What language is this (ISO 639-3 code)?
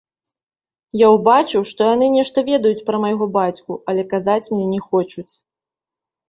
bel